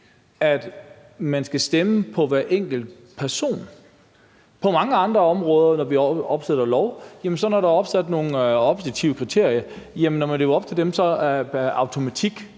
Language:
Danish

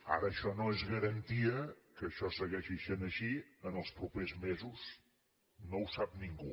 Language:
Catalan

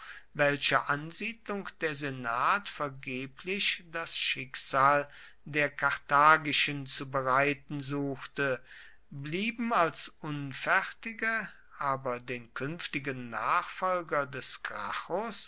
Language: German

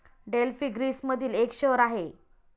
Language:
Marathi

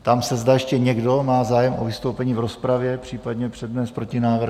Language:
Czech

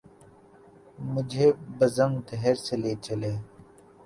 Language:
Urdu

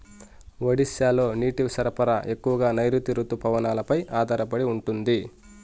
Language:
Telugu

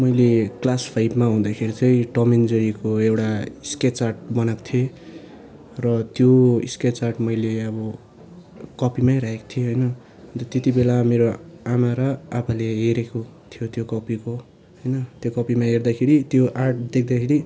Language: Nepali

